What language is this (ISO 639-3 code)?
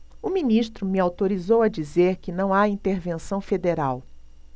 por